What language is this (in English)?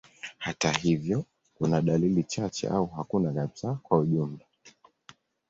Swahili